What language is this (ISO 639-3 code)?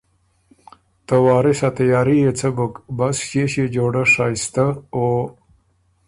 oru